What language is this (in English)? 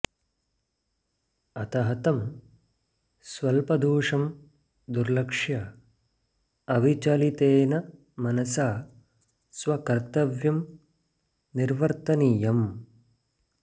Sanskrit